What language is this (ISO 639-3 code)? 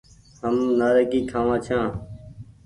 gig